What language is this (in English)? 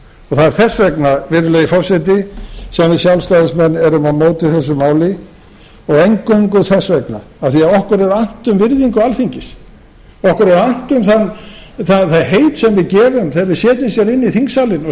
Icelandic